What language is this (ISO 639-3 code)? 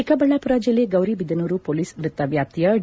kan